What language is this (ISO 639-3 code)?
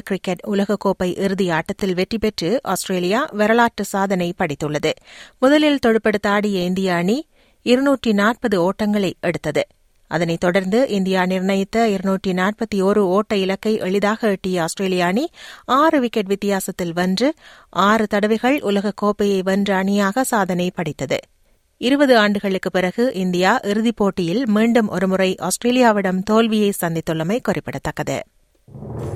tam